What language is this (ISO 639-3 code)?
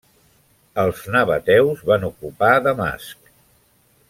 cat